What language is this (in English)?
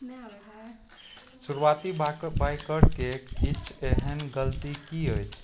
Maithili